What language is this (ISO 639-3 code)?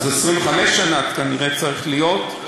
heb